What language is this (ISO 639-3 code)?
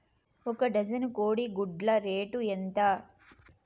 tel